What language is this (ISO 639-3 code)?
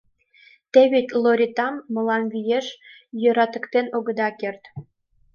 chm